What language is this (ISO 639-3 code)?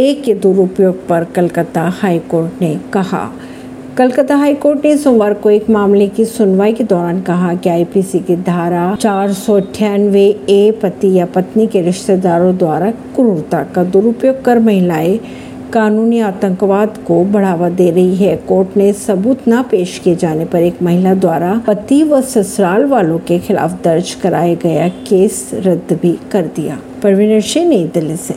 hin